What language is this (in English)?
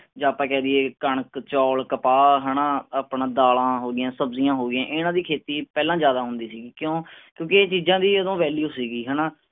Punjabi